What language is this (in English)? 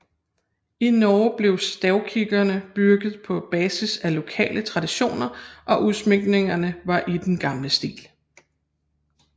Danish